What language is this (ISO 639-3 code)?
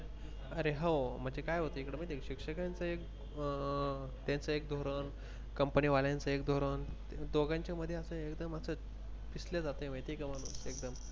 mar